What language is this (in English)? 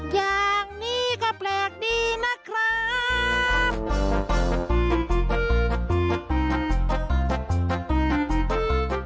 Thai